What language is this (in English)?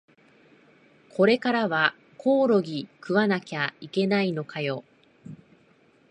Japanese